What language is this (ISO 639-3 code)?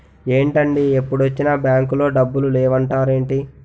tel